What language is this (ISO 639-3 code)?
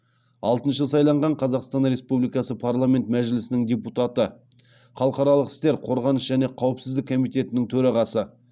kaz